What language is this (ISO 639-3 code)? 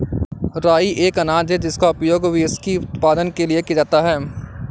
hin